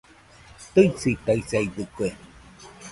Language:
Nüpode Huitoto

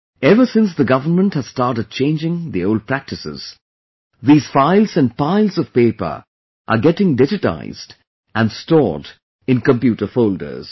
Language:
English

